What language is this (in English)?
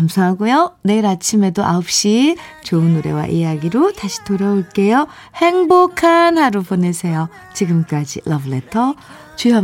Korean